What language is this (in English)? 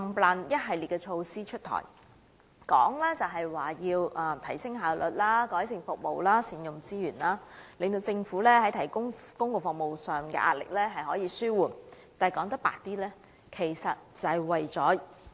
Cantonese